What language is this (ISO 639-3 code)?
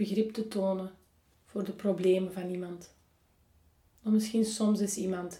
nld